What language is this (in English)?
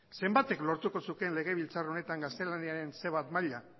Basque